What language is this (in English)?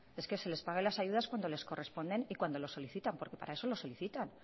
Spanish